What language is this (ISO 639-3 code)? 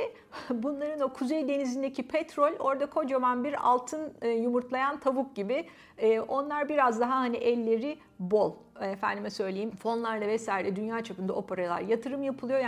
tur